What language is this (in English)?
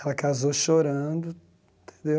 Portuguese